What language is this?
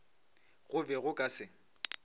Northern Sotho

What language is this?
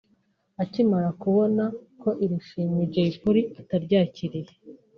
Kinyarwanda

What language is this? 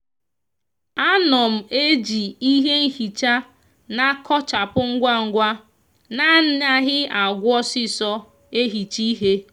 Igbo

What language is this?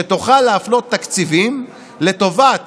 Hebrew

